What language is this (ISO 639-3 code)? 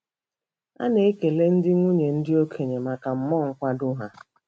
ibo